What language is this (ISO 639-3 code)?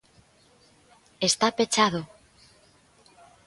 glg